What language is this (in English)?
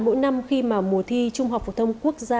Vietnamese